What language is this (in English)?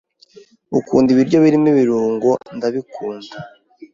Kinyarwanda